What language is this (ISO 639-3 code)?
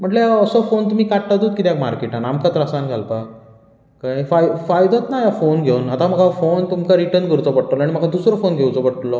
kok